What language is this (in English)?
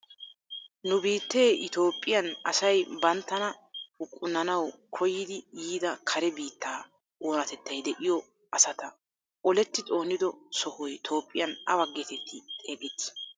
Wolaytta